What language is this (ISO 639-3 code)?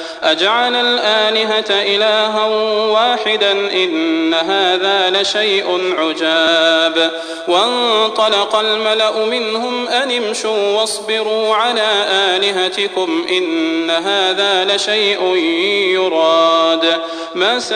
ara